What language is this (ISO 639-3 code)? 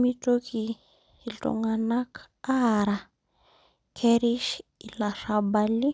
mas